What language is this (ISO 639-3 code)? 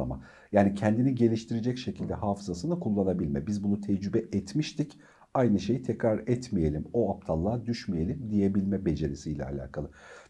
tur